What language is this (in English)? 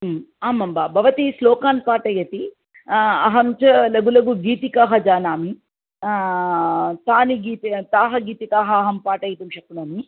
Sanskrit